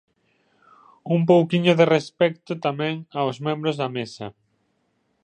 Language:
Galician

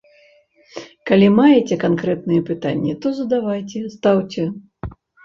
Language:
Belarusian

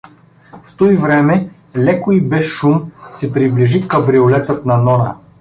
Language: Bulgarian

